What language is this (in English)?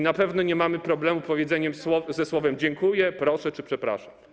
Polish